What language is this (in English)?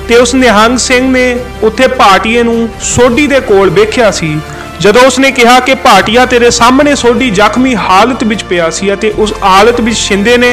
Hindi